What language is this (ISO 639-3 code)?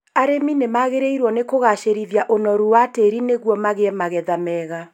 kik